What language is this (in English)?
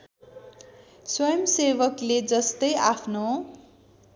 Nepali